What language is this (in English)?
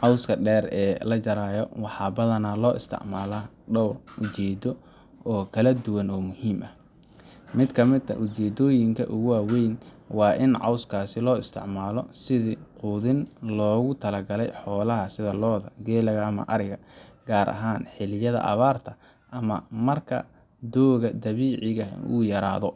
Somali